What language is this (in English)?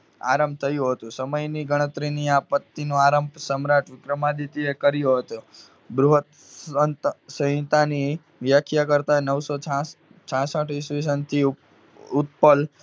Gujarati